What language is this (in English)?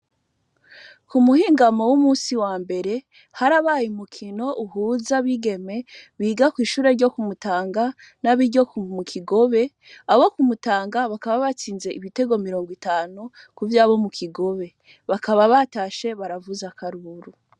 Rundi